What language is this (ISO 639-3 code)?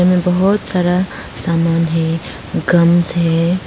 hin